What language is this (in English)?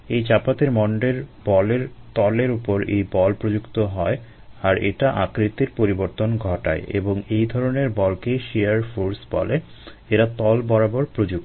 Bangla